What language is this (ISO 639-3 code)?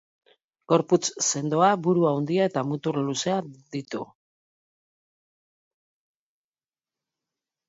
eus